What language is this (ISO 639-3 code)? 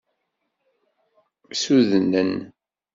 kab